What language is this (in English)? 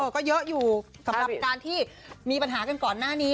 Thai